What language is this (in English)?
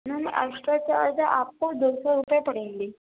Urdu